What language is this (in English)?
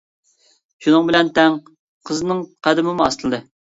Uyghur